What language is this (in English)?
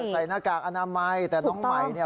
Thai